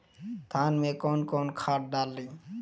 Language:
Bhojpuri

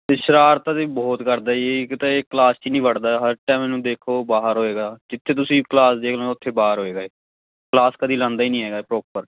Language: Punjabi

